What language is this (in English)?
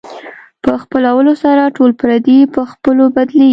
Pashto